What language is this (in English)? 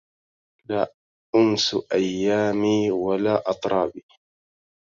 Arabic